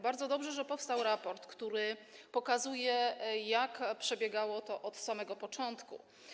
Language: Polish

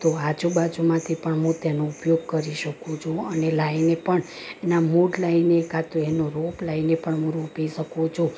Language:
Gujarati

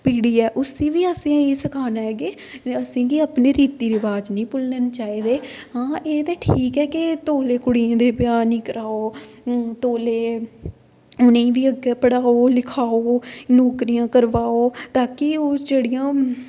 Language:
Dogri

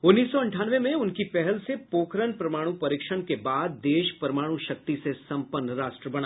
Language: Hindi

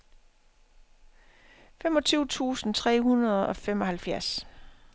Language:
Danish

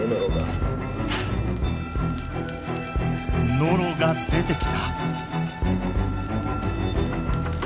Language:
Japanese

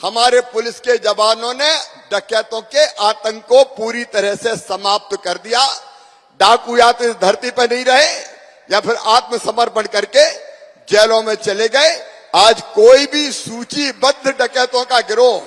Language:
Hindi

